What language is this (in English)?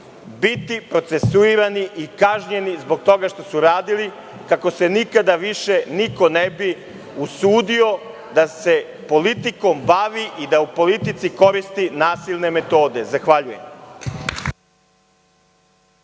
Serbian